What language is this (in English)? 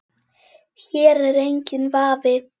Icelandic